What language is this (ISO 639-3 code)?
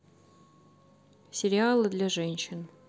rus